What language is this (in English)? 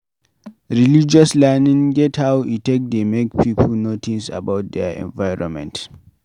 Nigerian Pidgin